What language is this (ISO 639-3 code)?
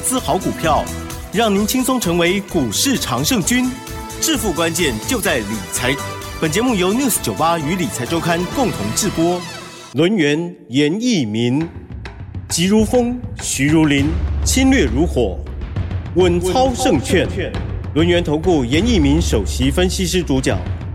zho